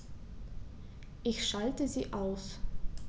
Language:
German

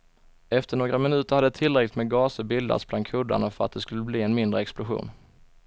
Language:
Swedish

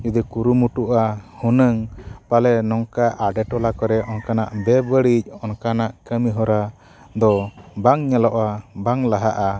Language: Santali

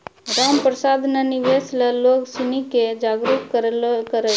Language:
Maithili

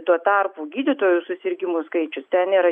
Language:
Lithuanian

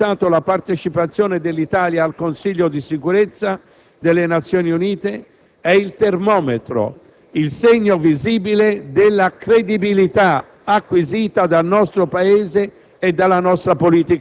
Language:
Italian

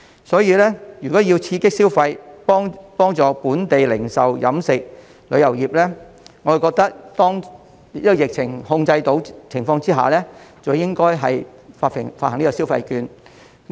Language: Cantonese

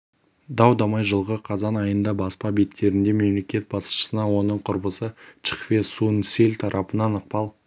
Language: Kazakh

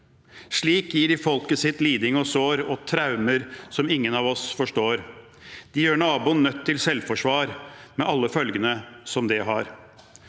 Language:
Norwegian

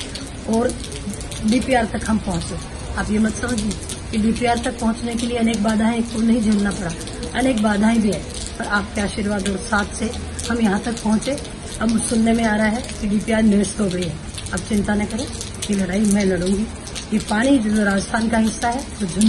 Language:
Korean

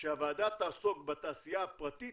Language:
Hebrew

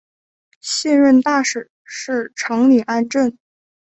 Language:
Chinese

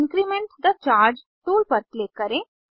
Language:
Hindi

